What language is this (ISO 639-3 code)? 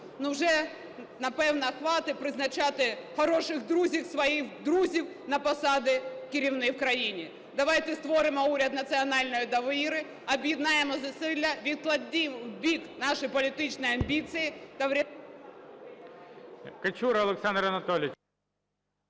ukr